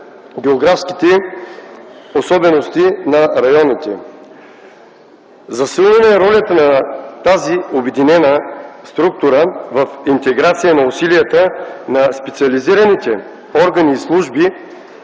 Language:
Bulgarian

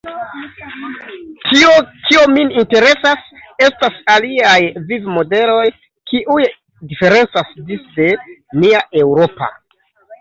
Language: Esperanto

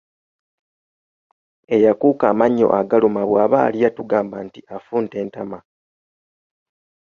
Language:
Ganda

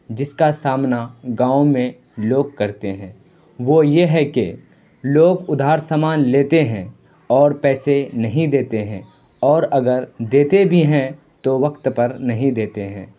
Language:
Urdu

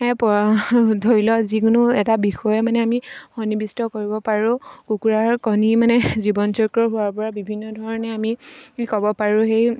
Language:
Assamese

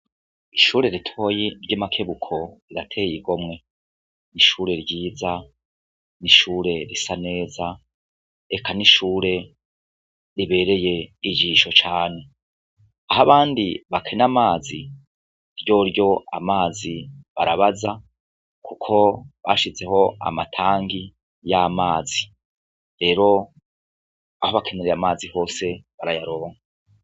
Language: Rundi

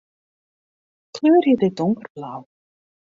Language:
Western Frisian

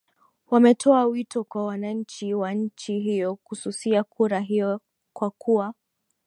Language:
Swahili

